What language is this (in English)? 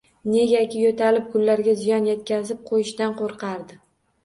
Uzbek